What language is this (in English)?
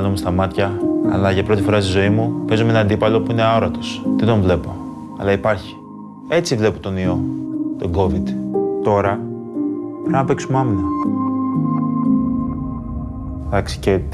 Greek